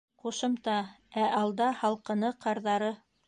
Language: Bashkir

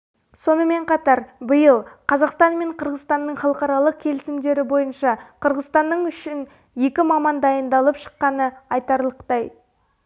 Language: Kazakh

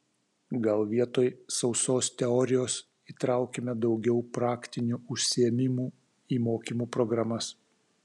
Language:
Lithuanian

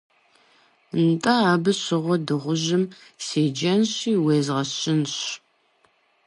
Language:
Kabardian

